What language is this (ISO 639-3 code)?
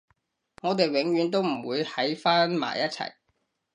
yue